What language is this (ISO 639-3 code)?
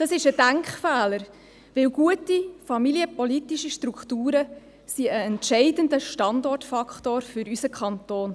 gsw